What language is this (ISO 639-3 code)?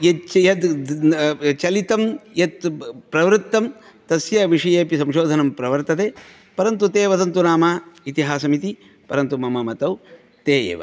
san